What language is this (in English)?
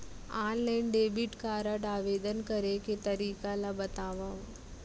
Chhattisgarhi